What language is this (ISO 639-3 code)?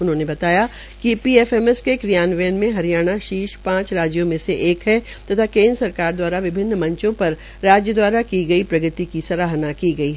hin